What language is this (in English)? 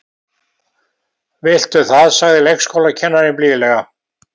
Icelandic